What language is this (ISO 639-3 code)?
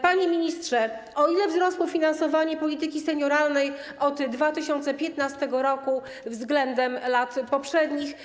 pol